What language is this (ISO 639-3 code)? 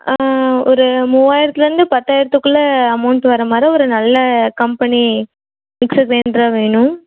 tam